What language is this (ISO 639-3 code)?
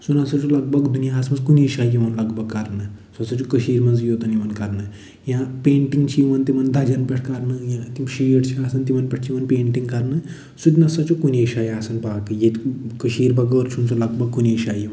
kas